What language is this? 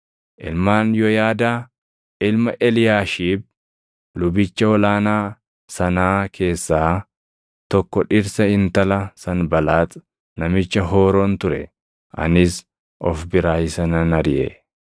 Oromo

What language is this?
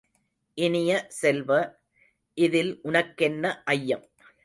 Tamil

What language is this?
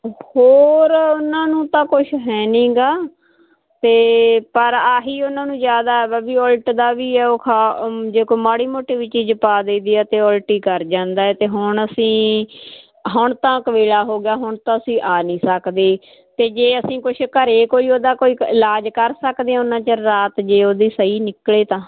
Punjabi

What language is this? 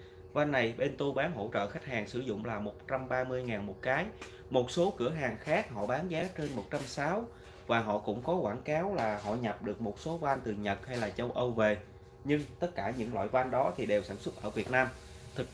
Vietnamese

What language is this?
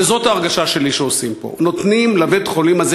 Hebrew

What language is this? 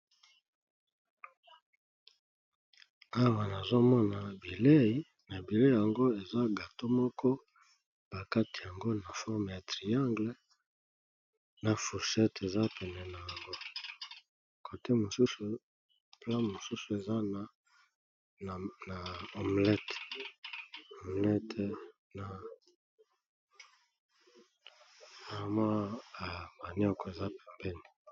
Lingala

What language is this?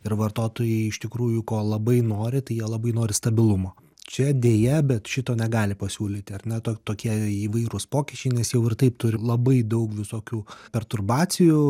Lithuanian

